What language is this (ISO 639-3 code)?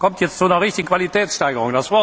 deu